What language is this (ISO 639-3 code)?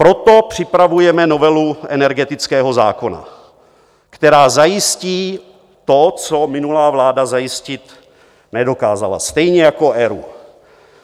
ces